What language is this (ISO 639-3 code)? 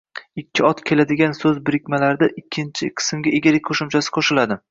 uzb